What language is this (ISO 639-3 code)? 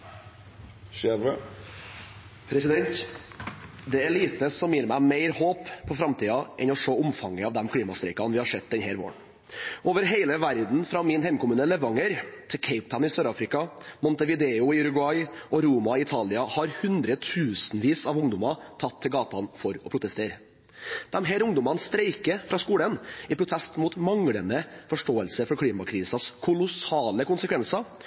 nor